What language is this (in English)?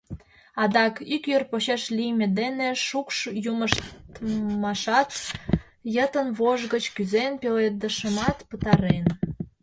Mari